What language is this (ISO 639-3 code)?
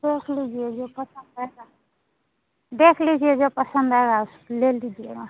hin